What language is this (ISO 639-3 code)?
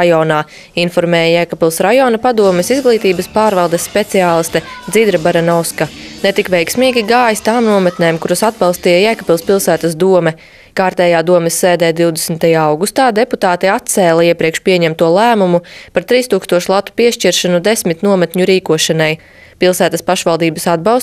lav